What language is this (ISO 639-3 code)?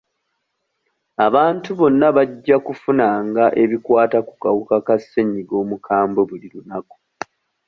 lug